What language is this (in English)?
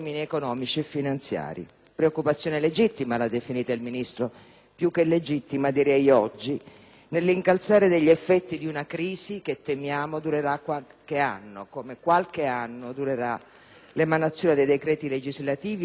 Italian